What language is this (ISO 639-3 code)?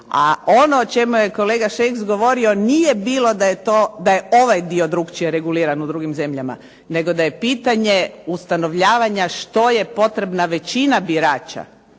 hrv